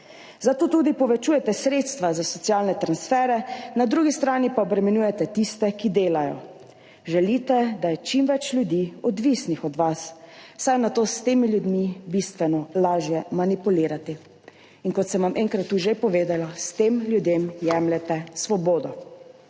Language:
Slovenian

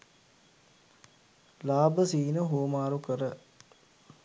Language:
Sinhala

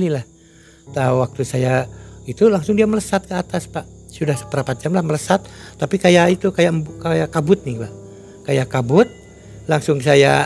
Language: Indonesian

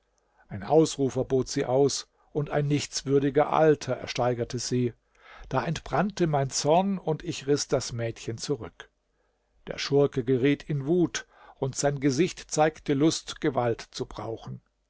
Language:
German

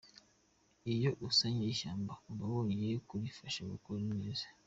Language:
Kinyarwanda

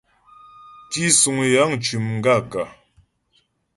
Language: Ghomala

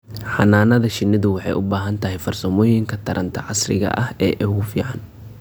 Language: Somali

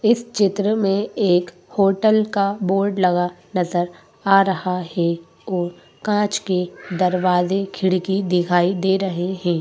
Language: Hindi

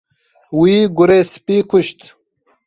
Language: Kurdish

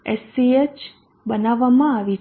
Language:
Gujarati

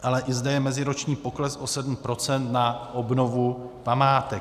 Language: Czech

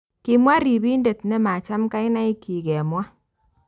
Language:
Kalenjin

